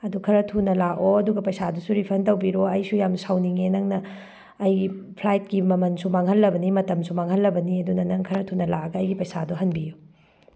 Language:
Manipuri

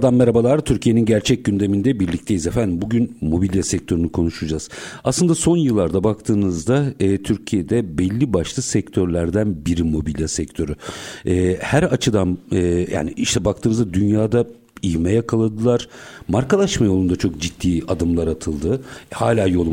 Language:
Turkish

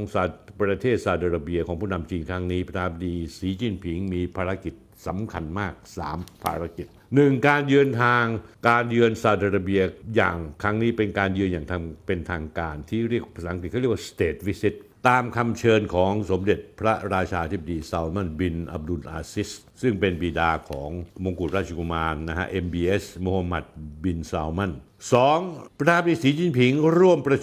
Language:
Thai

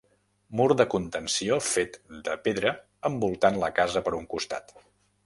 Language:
Catalan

